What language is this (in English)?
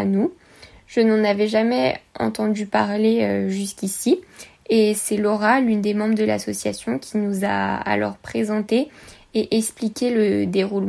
French